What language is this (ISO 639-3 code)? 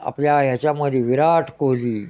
mar